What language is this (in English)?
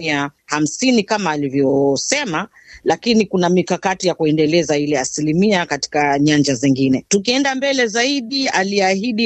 Swahili